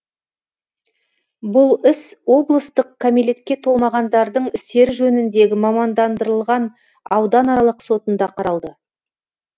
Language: Kazakh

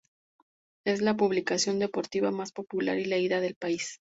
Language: Spanish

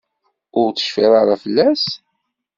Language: Kabyle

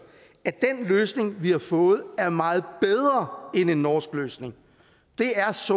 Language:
Danish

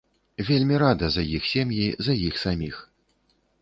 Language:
Belarusian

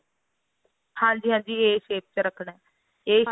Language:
Punjabi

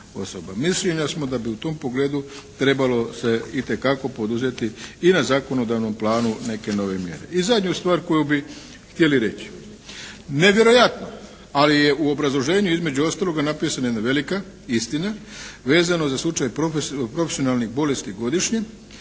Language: Croatian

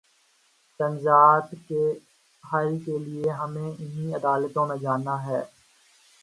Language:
Urdu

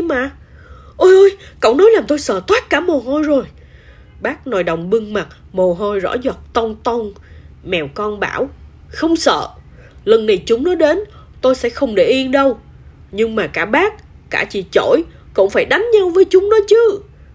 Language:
Vietnamese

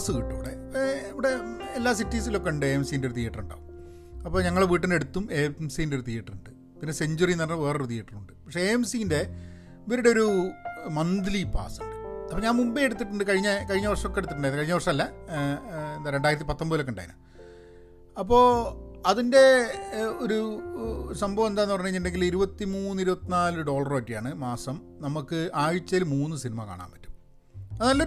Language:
Malayalam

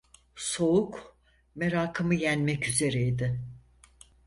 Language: Turkish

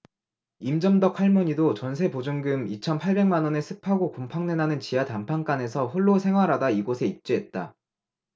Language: Korean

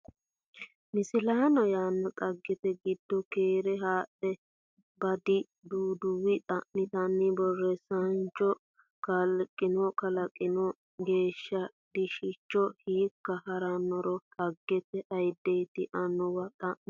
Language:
Sidamo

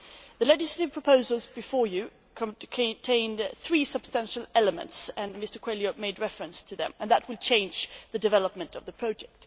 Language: English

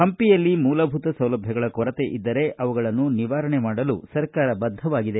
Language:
Kannada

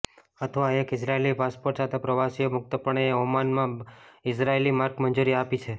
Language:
Gujarati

